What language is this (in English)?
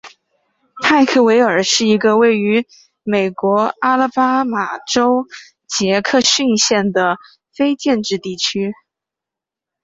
Chinese